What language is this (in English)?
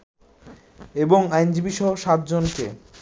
Bangla